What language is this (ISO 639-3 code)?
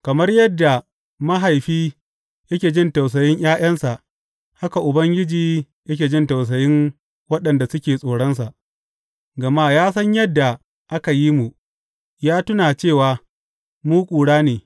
hau